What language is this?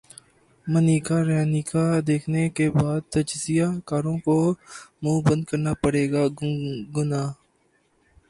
Urdu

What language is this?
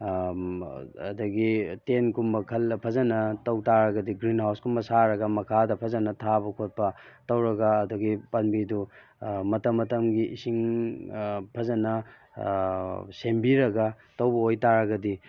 Manipuri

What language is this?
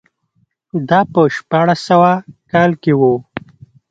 Pashto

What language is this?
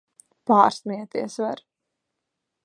Latvian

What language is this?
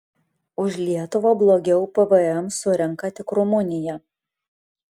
Lithuanian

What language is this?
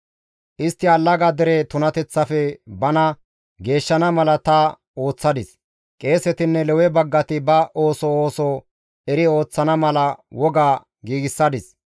Gamo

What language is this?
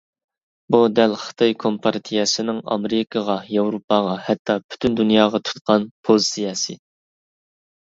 Uyghur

